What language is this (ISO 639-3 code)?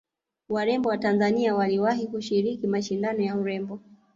swa